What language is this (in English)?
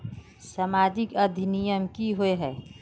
Magahi